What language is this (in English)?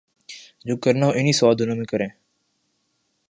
Urdu